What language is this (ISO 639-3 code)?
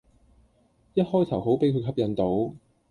yue